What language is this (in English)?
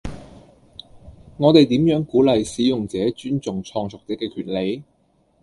Cantonese